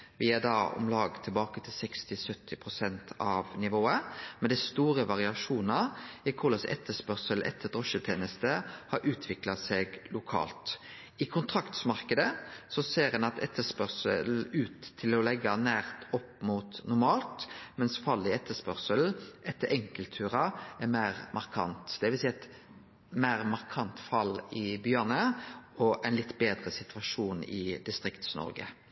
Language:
Norwegian Nynorsk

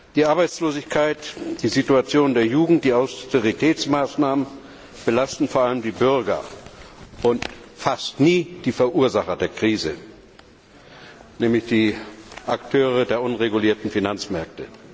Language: German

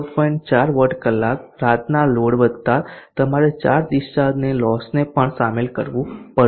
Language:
Gujarati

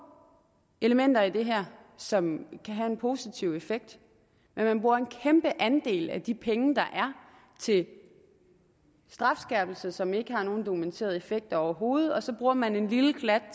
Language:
Danish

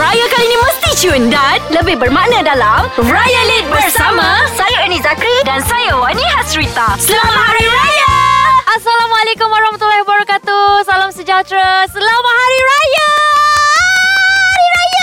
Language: Malay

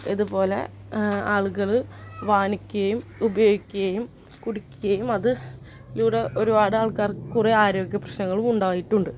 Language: Malayalam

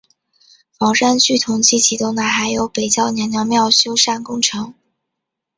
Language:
Chinese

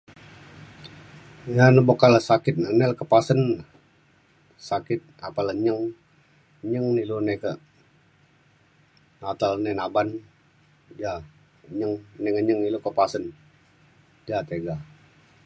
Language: Mainstream Kenyah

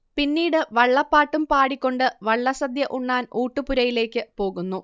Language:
Malayalam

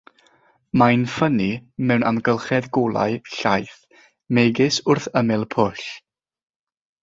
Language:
Welsh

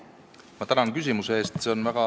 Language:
Estonian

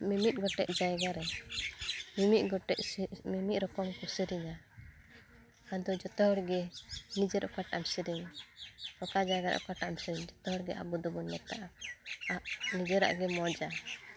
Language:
Santali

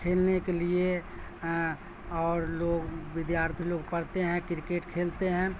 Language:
Urdu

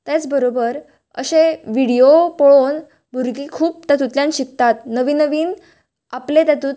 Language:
Konkani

